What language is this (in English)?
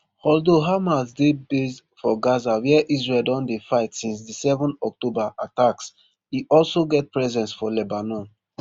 Nigerian Pidgin